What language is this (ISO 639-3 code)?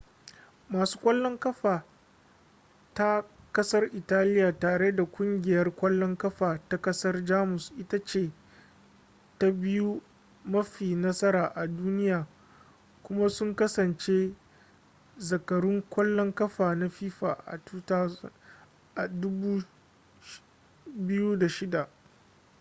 hau